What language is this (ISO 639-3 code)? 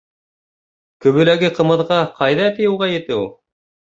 bak